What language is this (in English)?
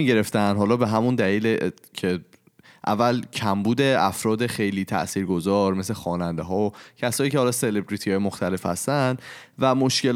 Persian